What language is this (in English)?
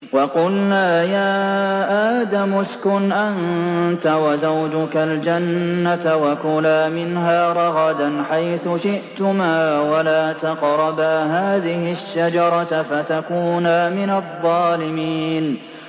Arabic